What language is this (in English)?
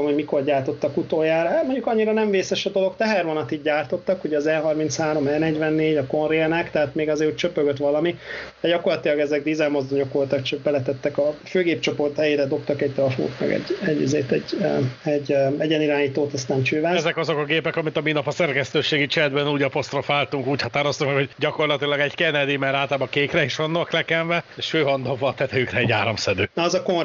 Hungarian